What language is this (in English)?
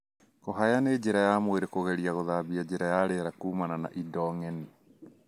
Kikuyu